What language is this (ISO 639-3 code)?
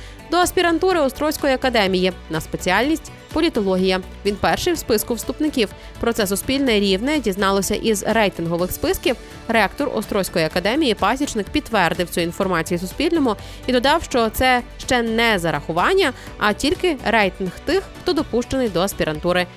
ukr